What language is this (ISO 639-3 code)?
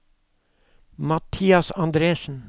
nor